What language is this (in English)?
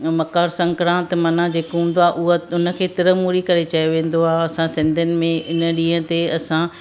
Sindhi